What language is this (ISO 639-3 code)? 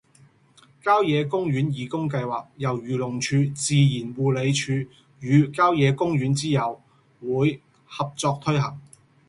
yue